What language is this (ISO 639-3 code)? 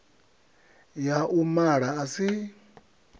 ven